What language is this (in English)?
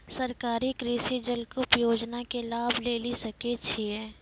Maithili